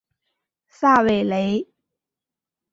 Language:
Chinese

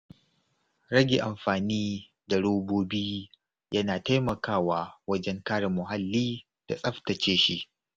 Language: Hausa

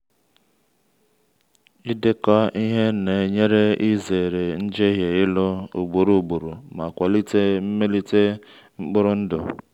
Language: Igbo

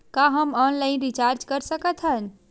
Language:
Chhattisgarhi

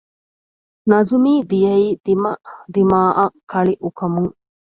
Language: Divehi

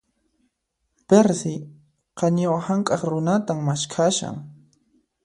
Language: Puno Quechua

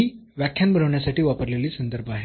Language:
Marathi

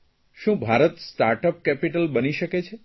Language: Gujarati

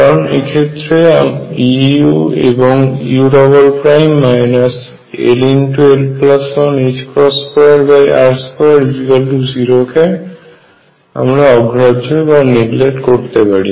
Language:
Bangla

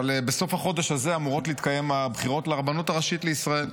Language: Hebrew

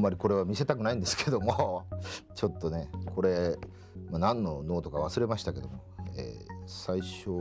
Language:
Japanese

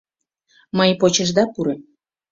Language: Mari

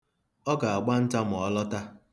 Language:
Igbo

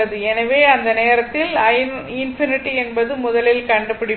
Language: Tamil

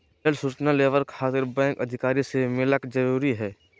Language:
Magahi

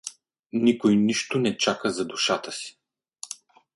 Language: Bulgarian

